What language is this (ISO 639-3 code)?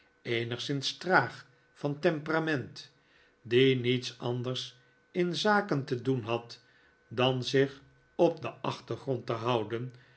nld